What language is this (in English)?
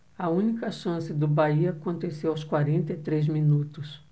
Portuguese